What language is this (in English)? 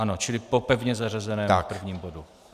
Czech